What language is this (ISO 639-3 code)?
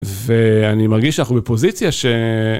heb